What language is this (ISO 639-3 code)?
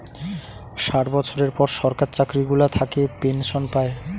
ben